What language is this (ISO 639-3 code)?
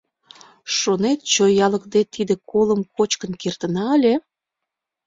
chm